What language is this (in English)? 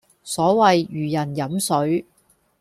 Cantonese